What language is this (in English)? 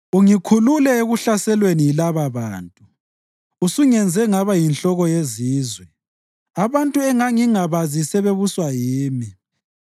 North Ndebele